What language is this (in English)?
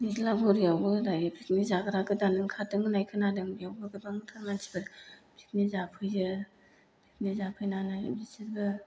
Bodo